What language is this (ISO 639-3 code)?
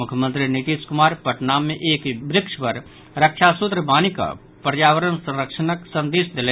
mai